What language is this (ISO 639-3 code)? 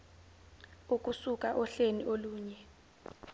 zul